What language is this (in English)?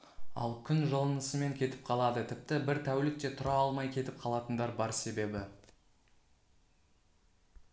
Kazakh